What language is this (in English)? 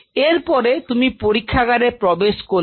Bangla